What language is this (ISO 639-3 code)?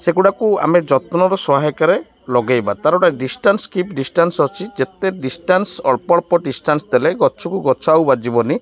ori